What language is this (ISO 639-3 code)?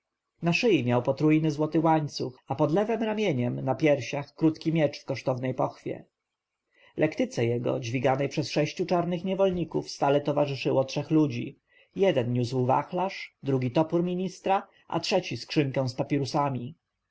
pol